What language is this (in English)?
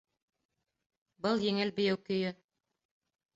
Bashkir